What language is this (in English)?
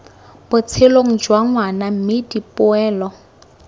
Tswana